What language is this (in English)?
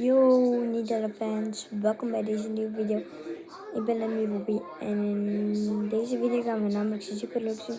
Dutch